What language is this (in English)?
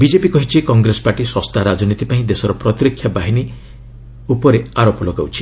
Odia